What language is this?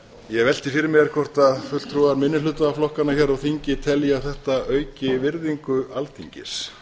Icelandic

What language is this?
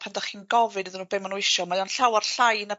Welsh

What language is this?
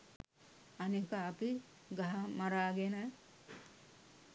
Sinhala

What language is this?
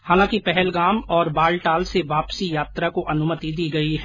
Hindi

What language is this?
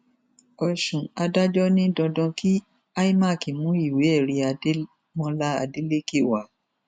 Yoruba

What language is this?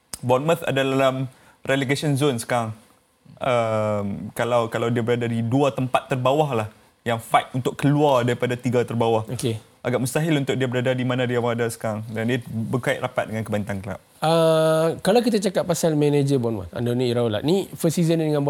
Malay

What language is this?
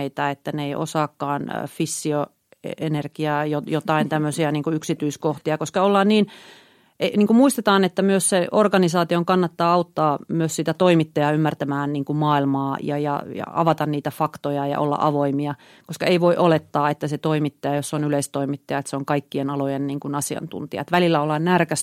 Finnish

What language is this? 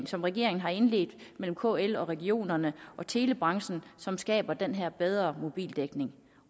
Danish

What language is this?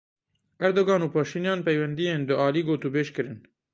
Kurdish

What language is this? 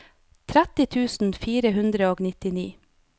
Norwegian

